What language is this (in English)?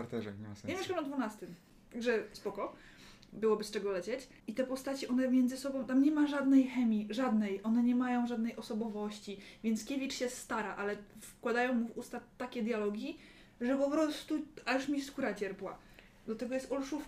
Polish